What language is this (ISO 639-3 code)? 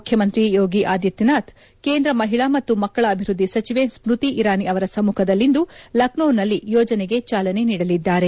kan